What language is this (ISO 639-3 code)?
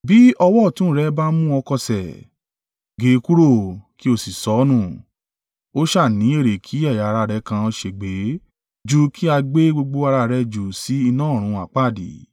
yor